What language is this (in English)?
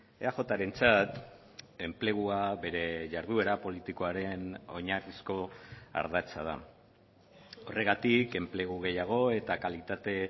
Basque